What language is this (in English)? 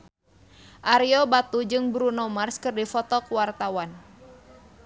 Sundanese